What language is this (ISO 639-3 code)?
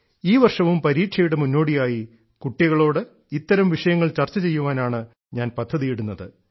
mal